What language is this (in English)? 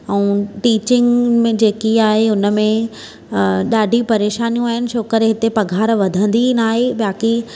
Sindhi